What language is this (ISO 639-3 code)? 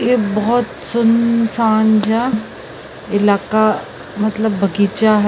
pan